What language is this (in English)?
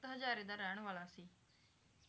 Punjabi